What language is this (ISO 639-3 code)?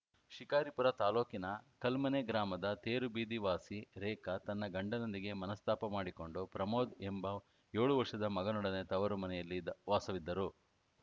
kan